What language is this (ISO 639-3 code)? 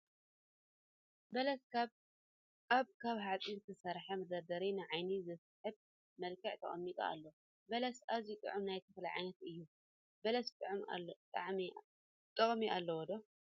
tir